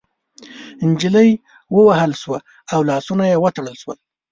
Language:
Pashto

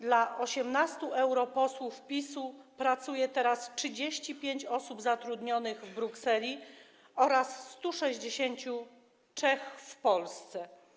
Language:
Polish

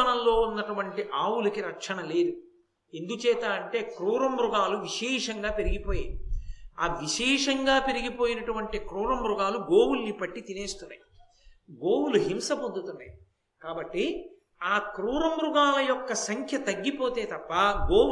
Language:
Telugu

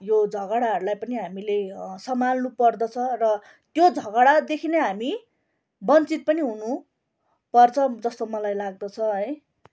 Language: Nepali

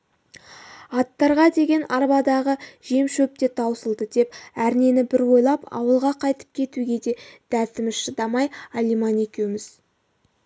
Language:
Kazakh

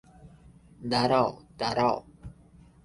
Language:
Bangla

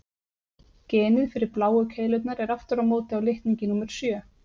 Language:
Icelandic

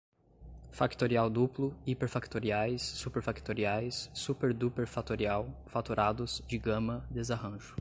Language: Portuguese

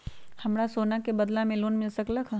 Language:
Magahi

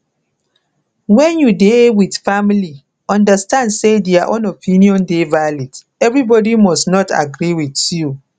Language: Nigerian Pidgin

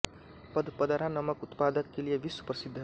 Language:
Hindi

